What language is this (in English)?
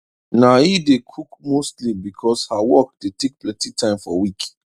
Nigerian Pidgin